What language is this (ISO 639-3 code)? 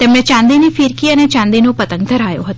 guj